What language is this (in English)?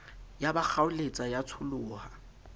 Southern Sotho